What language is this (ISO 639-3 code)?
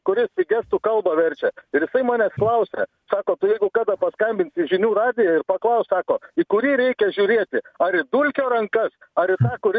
lit